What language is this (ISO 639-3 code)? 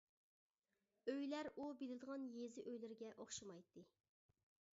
uig